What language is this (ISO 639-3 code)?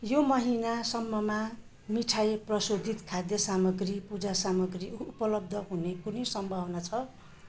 nep